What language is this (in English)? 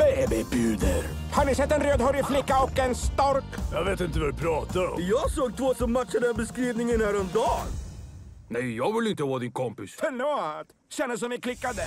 Swedish